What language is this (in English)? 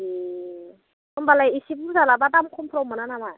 Bodo